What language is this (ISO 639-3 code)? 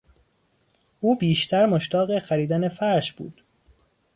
fas